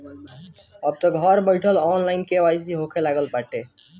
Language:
Bhojpuri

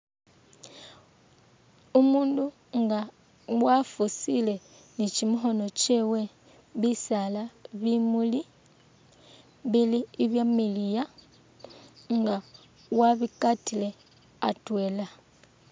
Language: Masaaba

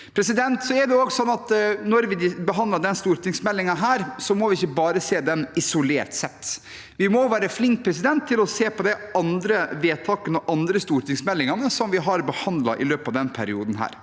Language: Norwegian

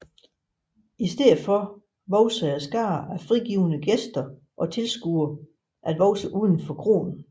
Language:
Danish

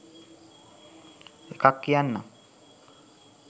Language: Sinhala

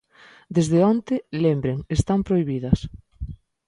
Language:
Galician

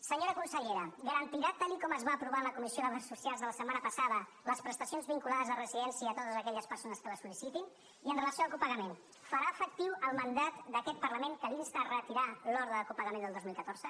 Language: Catalan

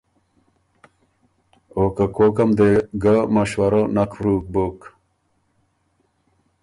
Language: Ormuri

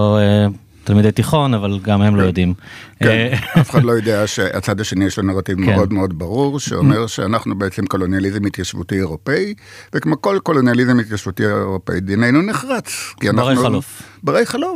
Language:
Hebrew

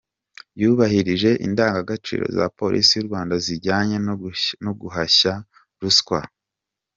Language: Kinyarwanda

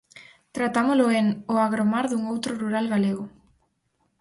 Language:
Galician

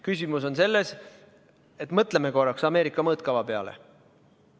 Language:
Estonian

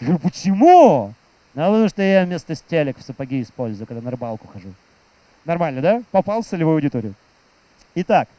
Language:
Russian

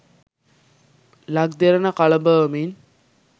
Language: Sinhala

